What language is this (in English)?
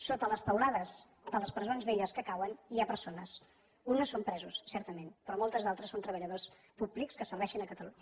Catalan